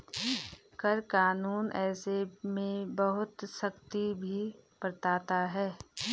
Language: Hindi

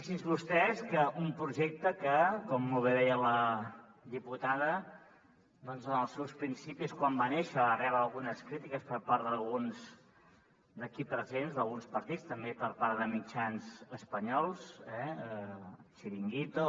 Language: Catalan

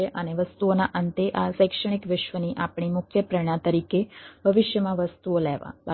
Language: Gujarati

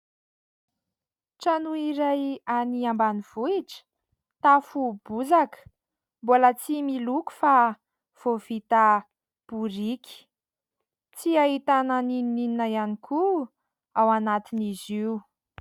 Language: Malagasy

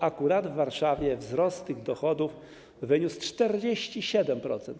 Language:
Polish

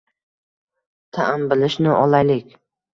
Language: Uzbek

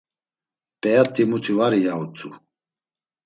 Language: Laz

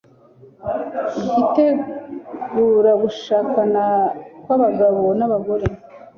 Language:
Kinyarwanda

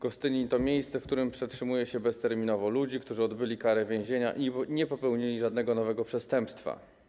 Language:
Polish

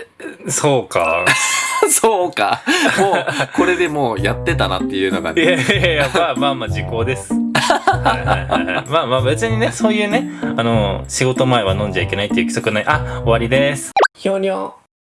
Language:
Japanese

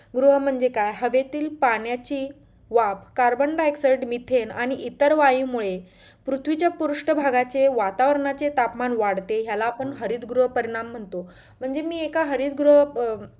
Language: Marathi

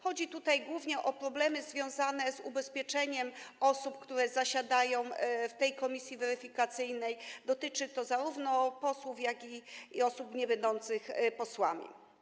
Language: Polish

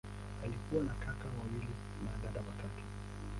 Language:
Swahili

